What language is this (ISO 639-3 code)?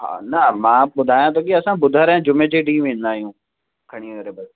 snd